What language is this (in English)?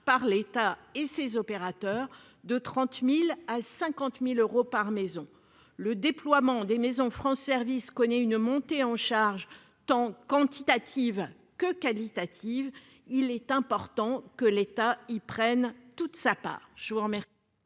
French